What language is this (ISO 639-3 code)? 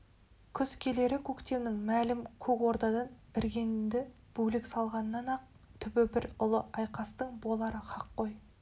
kaz